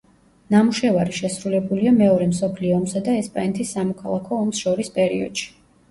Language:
Georgian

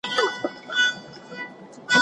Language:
Pashto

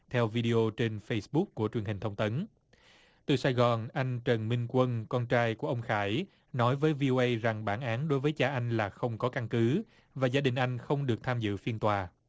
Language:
Vietnamese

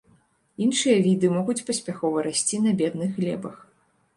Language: Belarusian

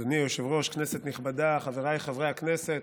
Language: Hebrew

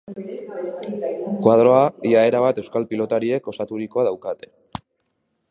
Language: Basque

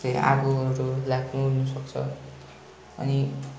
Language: Nepali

